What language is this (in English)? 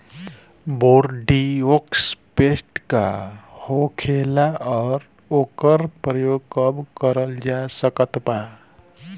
Bhojpuri